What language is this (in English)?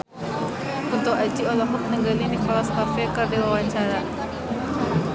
Sundanese